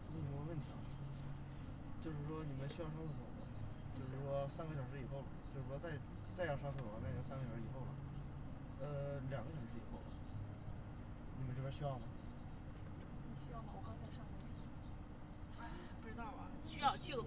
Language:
Chinese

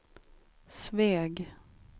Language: Swedish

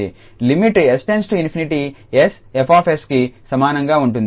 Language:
Telugu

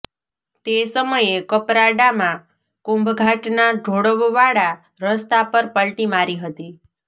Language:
Gujarati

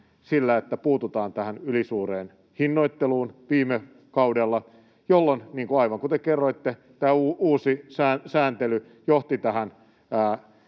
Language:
Finnish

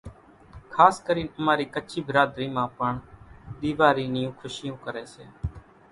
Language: Kachi Koli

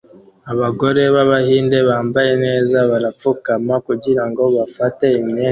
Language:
Kinyarwanda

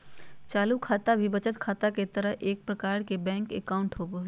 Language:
Magahi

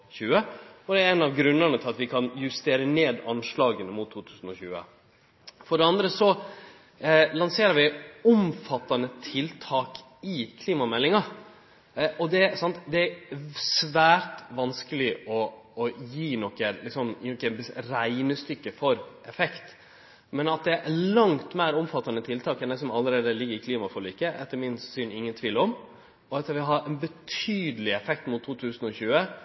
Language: Norwegian Nynorsk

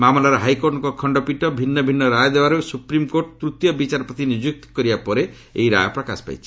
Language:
Odia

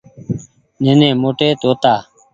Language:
Goaria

